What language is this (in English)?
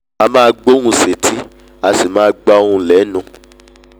Yoruba